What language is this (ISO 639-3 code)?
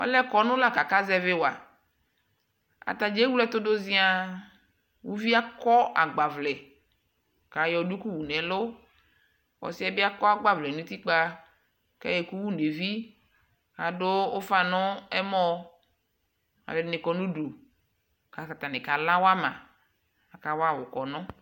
kpo